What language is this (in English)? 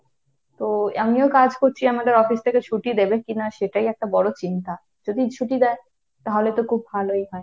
Bangla